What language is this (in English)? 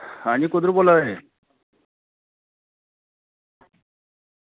Dogri